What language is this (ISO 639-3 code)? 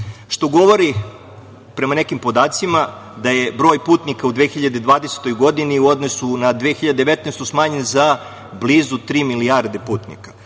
srp